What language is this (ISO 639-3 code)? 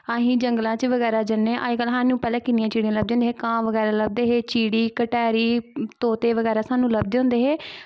doi